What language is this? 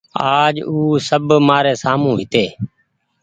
Goaria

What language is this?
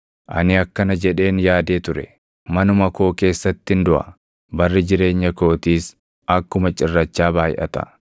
Oromo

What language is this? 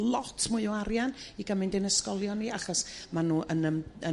Welsh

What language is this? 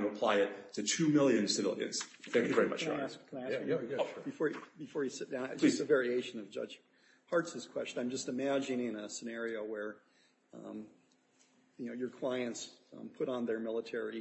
English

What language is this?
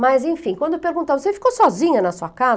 Portuguese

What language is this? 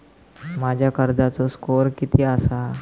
Marathi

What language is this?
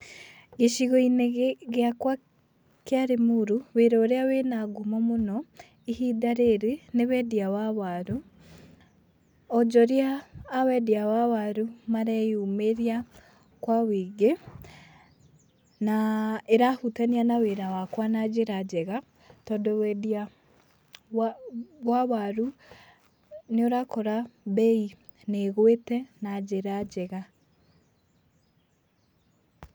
Kikuyu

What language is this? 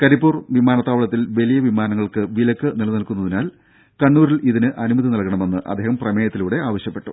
Malayalam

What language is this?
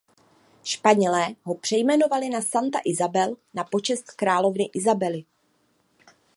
Czech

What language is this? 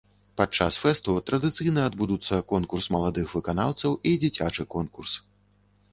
Belarusian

